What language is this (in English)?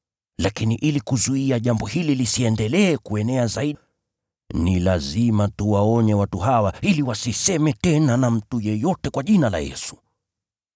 Swahili